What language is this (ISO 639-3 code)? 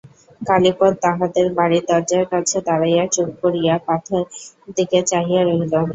ben